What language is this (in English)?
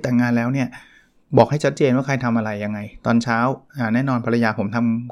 Thai